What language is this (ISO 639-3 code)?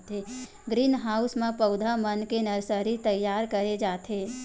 hne